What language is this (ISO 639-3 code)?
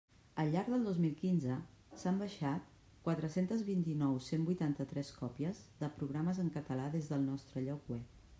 cat